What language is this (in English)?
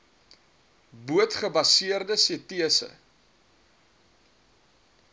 Afrikaans